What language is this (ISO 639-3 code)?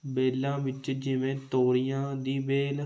pan